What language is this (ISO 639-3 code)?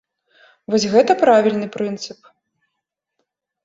bel